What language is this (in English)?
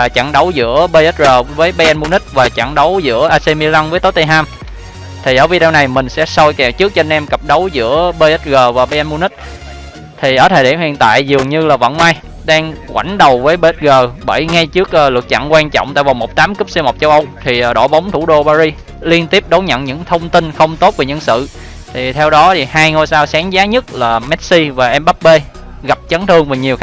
Vietnamese